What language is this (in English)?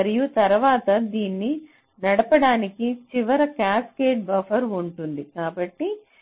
Telugu